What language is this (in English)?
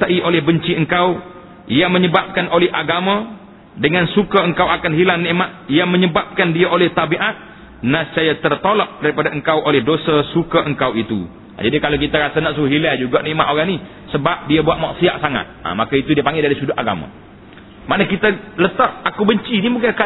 Malay